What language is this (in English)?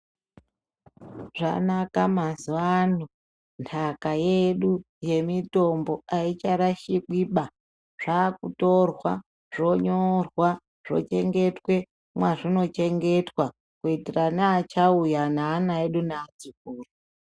Ndau